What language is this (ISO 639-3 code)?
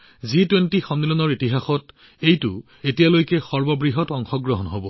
asm